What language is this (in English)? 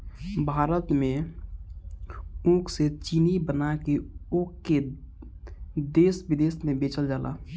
Bhojpuri